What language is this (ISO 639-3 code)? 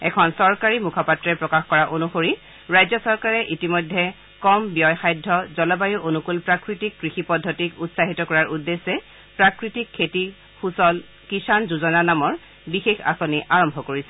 asm